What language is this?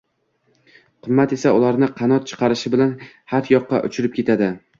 Uzbek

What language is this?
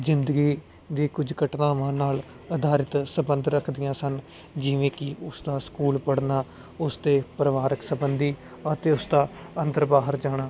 Punjabi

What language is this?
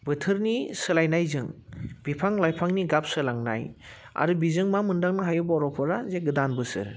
Bodo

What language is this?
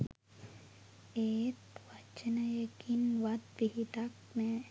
Sinhala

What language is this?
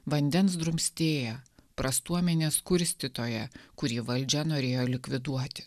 Lithuanian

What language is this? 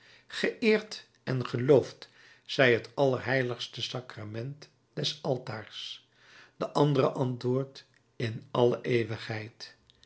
Dutch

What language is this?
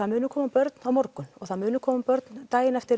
Icelandic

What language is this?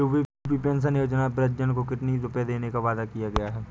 Hindi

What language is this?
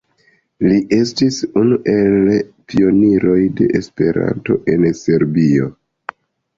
Esperanto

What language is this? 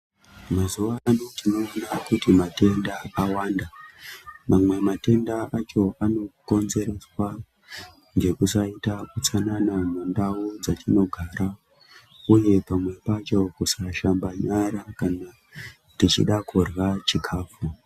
Ndau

